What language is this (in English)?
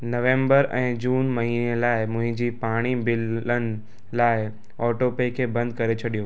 Sindhi